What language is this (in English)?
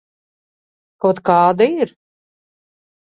Latvian